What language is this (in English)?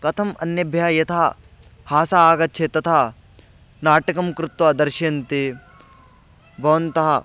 Sanskrit